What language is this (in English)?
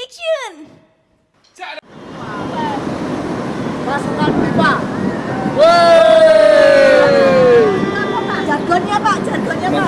Indonesian